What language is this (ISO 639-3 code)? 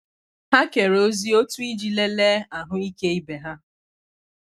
ibo